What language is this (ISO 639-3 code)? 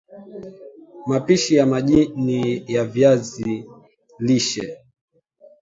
swa